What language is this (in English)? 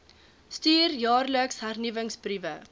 Afrikaans